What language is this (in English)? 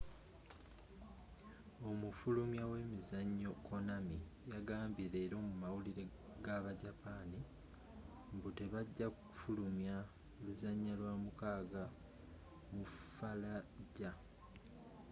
Ganda